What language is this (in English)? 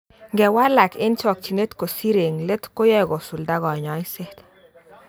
Kalenjin